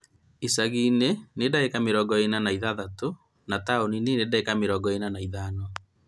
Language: Kikuyu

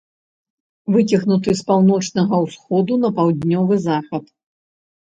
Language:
Belarusian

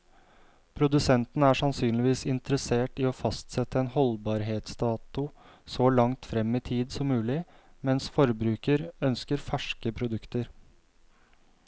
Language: Norwegian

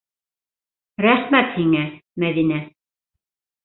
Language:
Bashkir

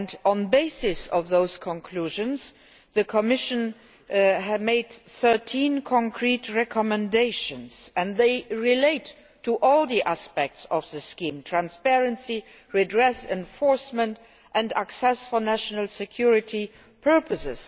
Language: English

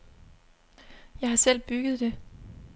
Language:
Danish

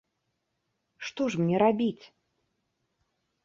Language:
Belarusian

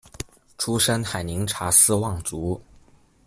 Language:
Chinese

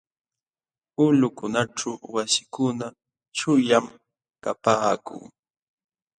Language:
Jauja Wanca Quechua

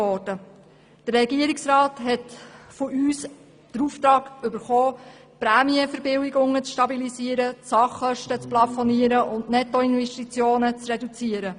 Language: Swiss German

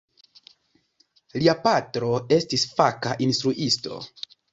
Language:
Esperanto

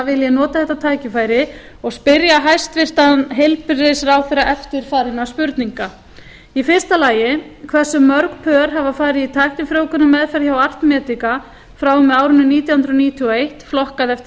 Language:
Icelandic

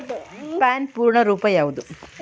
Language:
Kannada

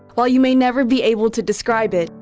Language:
English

